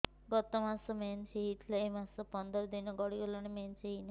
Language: Odia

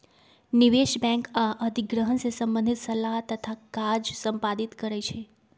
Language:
Magahi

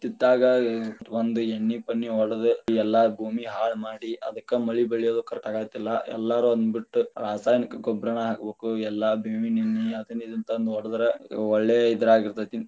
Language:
Kannada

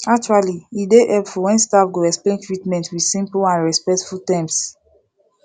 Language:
Nigerian Pidgin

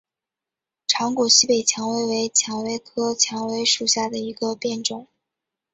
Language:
Chinese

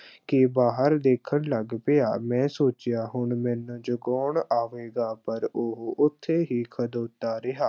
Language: Punjabi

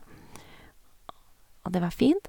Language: Norwegian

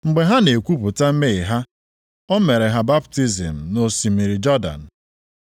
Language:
Igbo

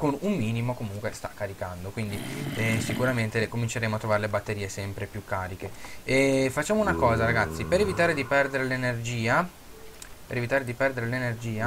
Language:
Italian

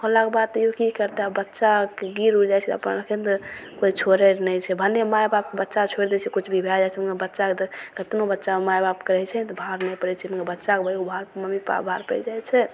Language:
Maithili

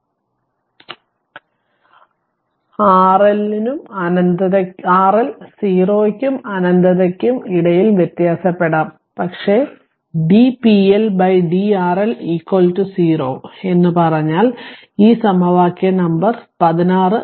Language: Malayalam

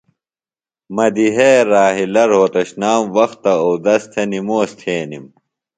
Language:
Phalura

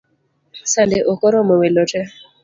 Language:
Luo (Kenya and Tanzania)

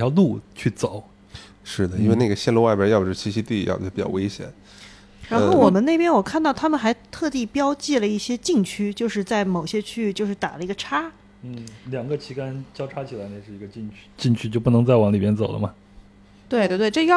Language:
Chinese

